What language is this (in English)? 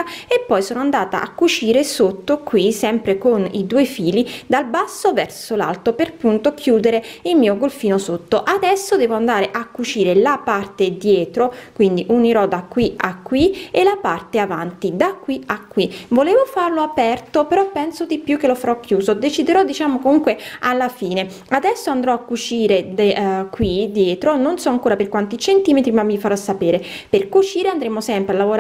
Italian